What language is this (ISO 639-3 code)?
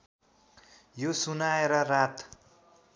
nep